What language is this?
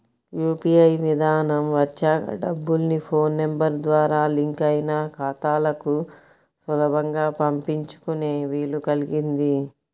Telugu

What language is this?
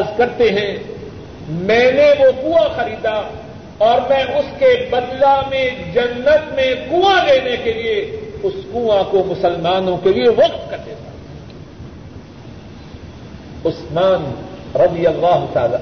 Urdu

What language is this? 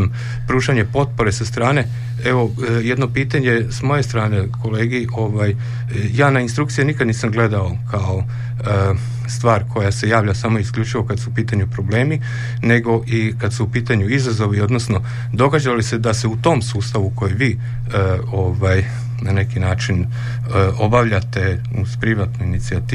Croatian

